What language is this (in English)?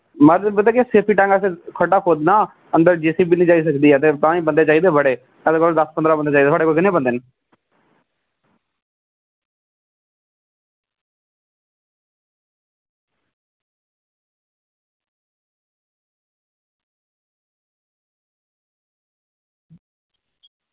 Dogri